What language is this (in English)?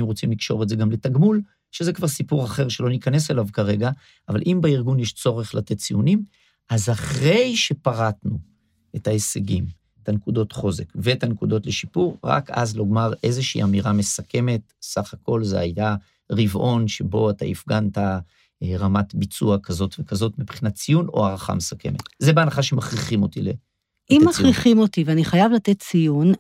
Hebrew